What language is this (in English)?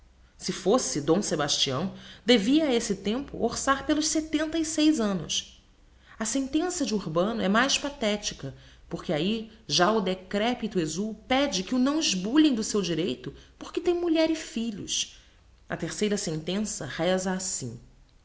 Portuguese